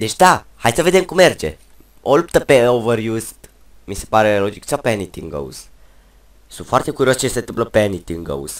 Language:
Romanian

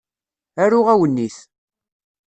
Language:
Kabyle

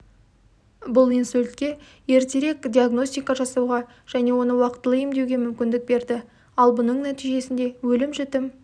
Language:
Kazakh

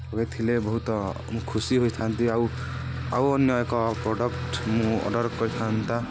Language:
Odia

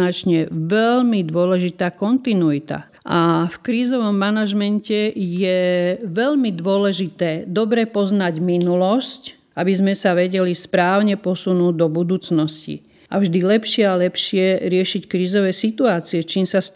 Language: Slovak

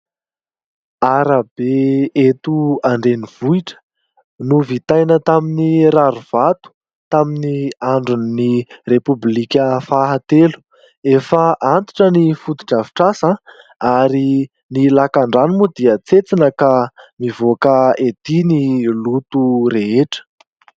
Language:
Malagasy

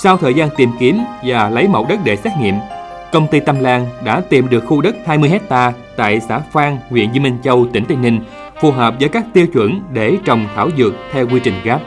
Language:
Vietnamese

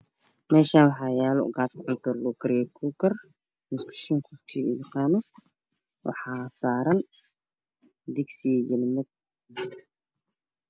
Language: Somali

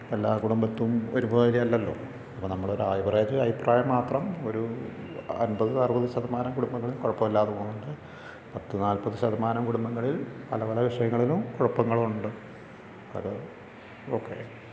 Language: Malayalam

